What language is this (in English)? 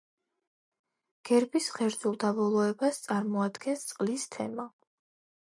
Georgian